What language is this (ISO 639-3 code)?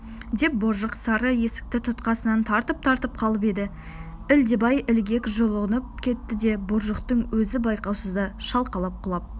kaz